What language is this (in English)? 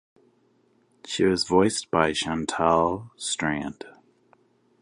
English